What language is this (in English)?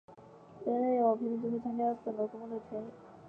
Chinese